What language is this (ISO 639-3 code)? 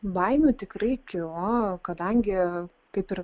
lit